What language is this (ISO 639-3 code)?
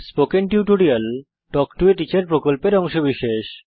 ben